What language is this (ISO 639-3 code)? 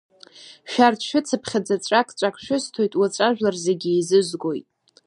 abk